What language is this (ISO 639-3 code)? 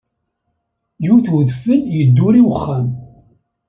kab